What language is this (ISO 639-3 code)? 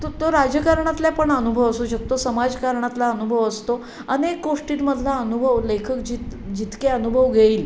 mar